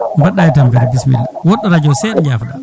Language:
Fula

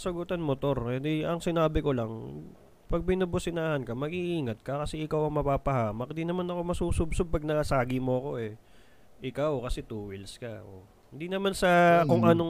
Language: Filipino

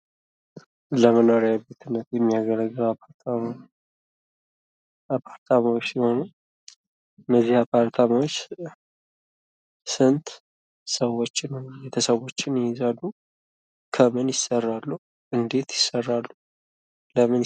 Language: Amharic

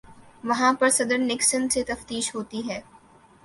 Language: Urdu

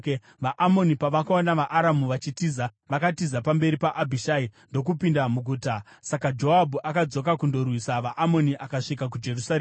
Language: Shona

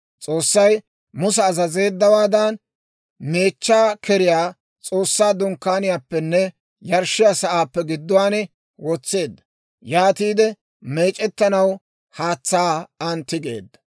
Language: Dawro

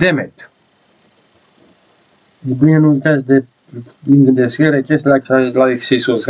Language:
Romanian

